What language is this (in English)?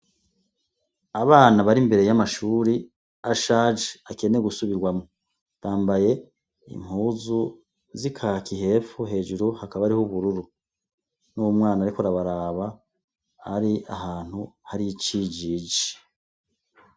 Rundi